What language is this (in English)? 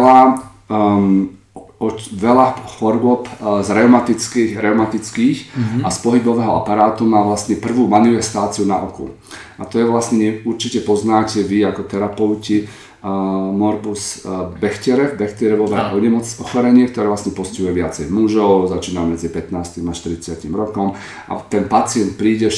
Slovak